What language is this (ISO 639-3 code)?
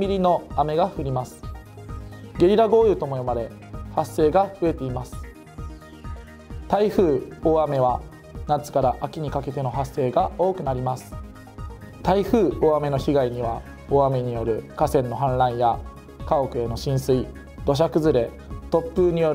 jpn